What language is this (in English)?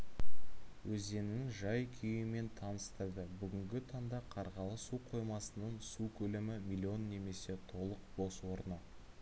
Kazakh